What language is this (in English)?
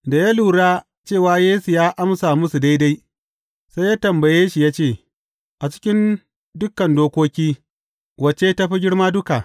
Hausa